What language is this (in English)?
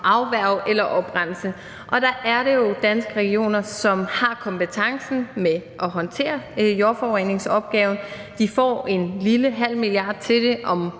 Danish